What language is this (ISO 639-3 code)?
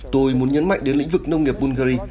vie